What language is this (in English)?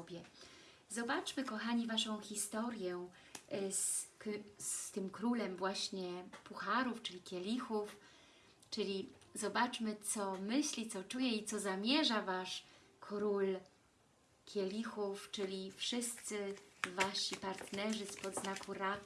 Polish